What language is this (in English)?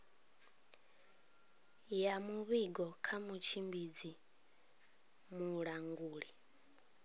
Venda